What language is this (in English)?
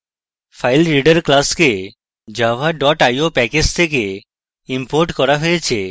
Bangla